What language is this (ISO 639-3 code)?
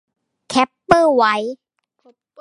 tha